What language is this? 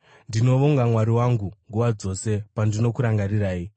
Shona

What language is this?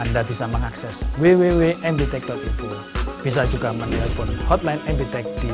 Indonesian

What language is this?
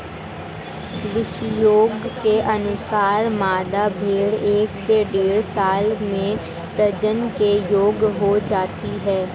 Hindi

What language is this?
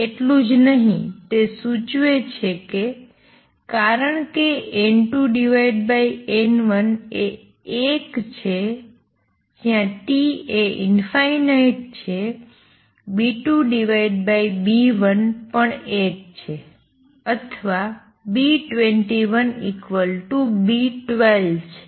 Gujarati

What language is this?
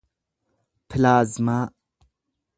Oromo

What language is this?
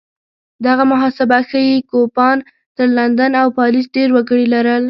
Pashto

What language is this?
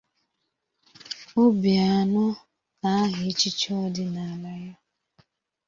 Igbo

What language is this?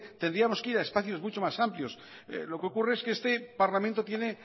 Spanish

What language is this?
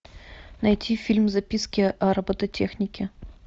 Russian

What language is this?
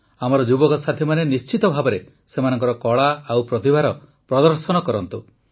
Odia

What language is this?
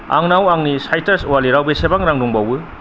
Bodo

